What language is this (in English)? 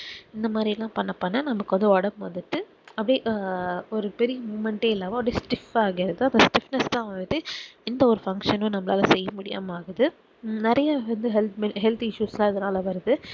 Tamil